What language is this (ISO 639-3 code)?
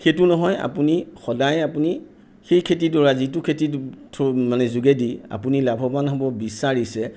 asm